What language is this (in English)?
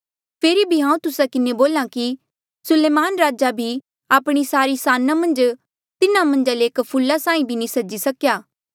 Mandeali